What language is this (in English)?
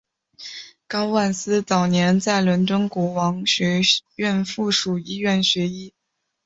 Chinese